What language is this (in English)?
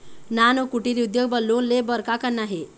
Chhattisgarhi